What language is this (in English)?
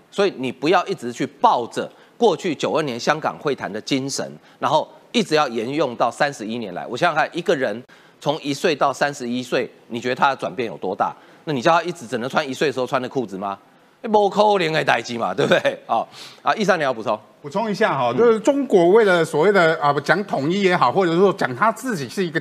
Chinese